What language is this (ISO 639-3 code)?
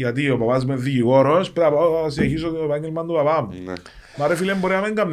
ell